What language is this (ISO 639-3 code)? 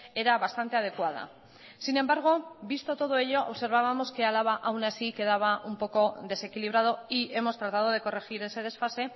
spa